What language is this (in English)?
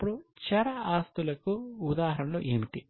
Telugu